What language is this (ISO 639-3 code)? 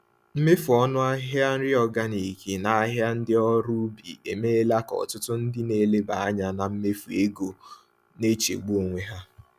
ibo